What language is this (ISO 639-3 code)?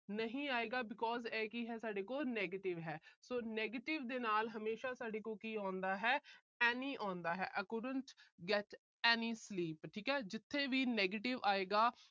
pan